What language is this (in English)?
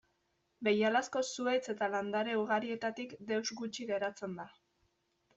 Basque